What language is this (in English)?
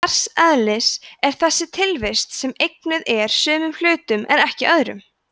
Icelandic